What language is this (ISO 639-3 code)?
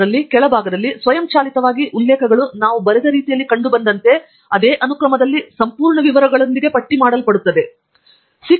kan